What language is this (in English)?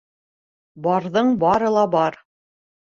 Bashkir